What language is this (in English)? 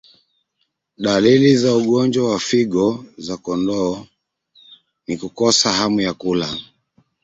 Swahili